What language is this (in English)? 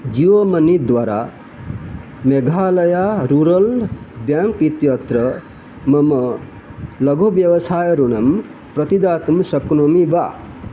Sanskrit